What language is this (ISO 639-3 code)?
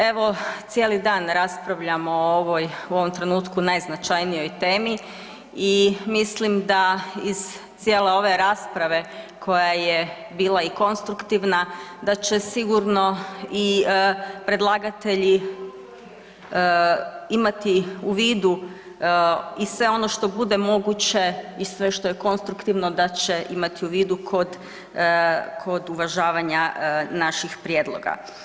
hrv